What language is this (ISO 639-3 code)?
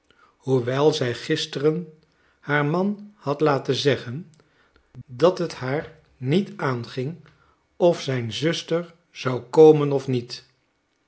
nld